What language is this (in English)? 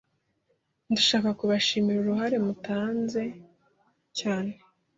Kinyarwanda